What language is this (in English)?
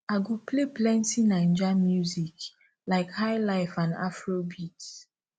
Nigerian Pidgin